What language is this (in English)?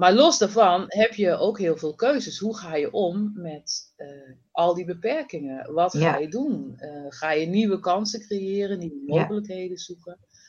Dutch